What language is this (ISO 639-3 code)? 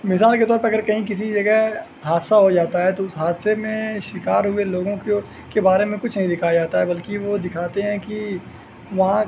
urd